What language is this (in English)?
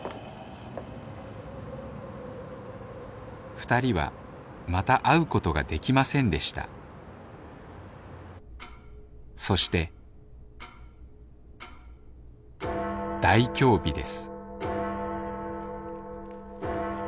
Japanese